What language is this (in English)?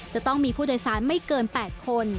Thai